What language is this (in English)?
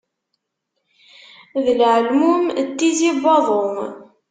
Kabyle